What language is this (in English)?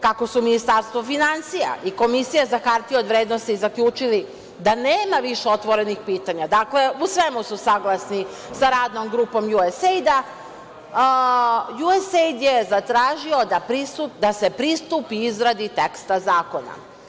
Serbian